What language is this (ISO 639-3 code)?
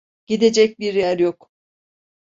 tur